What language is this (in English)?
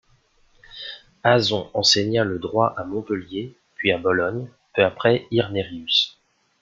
French